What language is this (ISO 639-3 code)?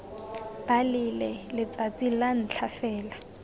tsn